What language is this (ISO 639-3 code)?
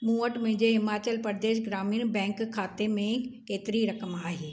snd